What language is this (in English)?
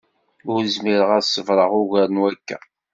Kabyle